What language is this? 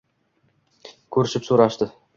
Uzbek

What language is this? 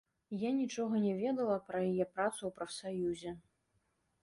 Belarusian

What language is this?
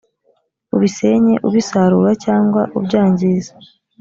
Kinyarwanda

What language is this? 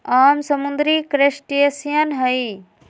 Magahi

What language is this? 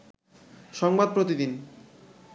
Bangla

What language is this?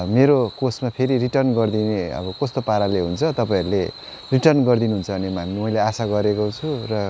Nepali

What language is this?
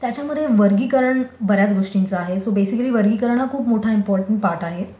Marathi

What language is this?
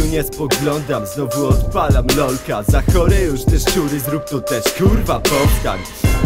Polish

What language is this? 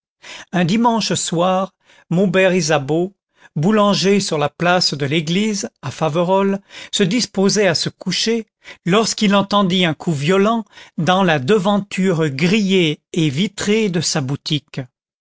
French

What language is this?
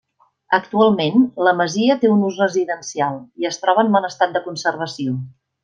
Catalan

